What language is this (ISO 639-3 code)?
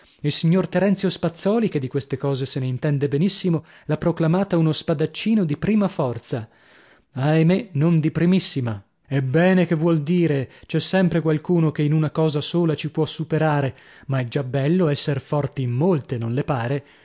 ita